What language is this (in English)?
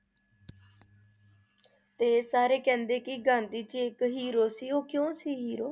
Punjabi